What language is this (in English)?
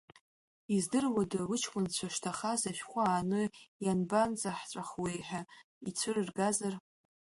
Abkhazian